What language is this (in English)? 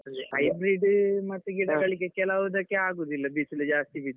Kannada